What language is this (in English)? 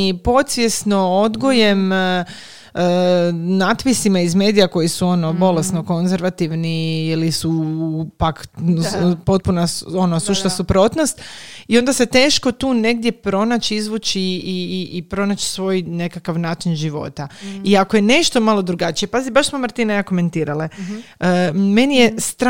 Croatian